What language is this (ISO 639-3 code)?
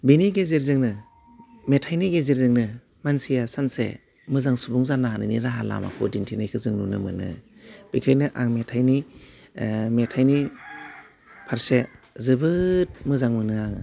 brx